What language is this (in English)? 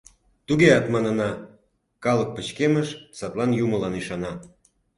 Mari